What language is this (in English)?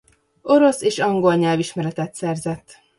Hungarian